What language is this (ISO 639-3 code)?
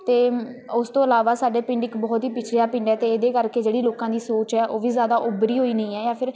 pan